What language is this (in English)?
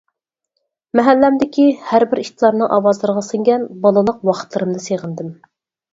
Uyghur